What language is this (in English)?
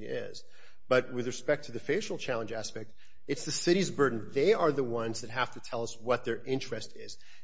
English